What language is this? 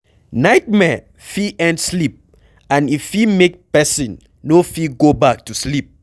Nigerian Pidgin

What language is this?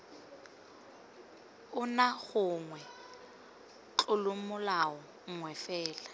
Tswana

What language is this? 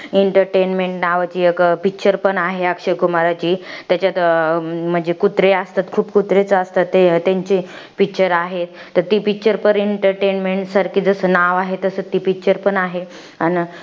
Marathi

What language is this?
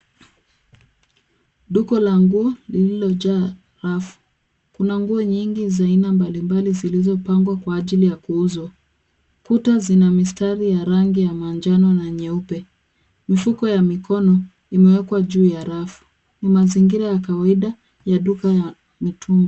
Swahili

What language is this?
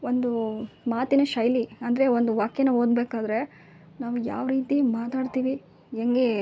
Kannada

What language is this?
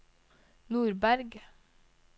Norwegian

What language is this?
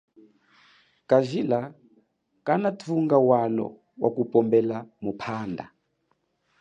Chokwe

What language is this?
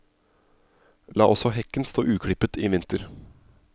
Norwegian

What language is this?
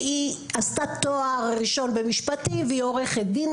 Hebrew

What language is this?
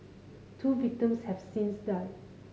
English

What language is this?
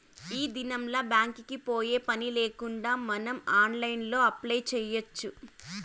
Telugu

